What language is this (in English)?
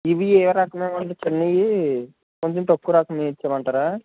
Telugu